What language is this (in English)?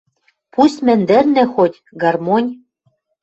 Western Mari